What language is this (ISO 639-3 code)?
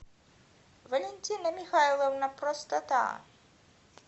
rus